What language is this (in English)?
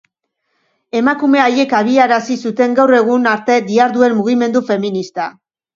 Basque